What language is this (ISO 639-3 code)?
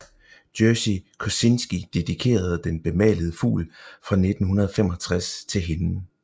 dan